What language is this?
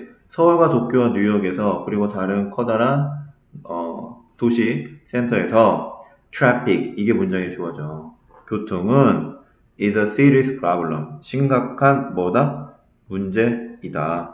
Korean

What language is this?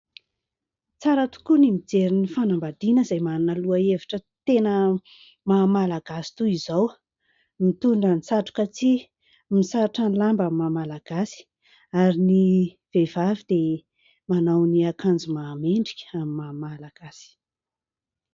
Malagasy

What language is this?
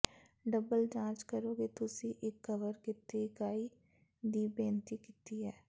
Punjabi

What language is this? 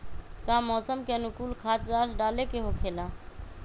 Magahi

